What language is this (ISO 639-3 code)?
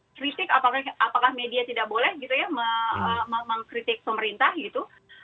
ind